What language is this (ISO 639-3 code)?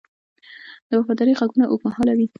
pus